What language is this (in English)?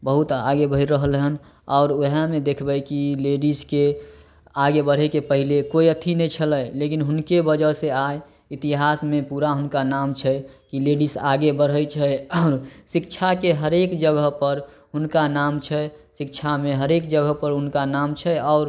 Maithili